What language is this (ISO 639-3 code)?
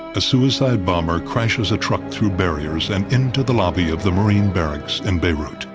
eng